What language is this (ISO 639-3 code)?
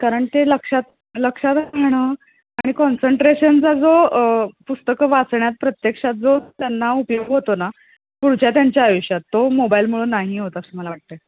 mar